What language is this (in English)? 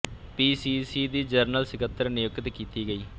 Punjabi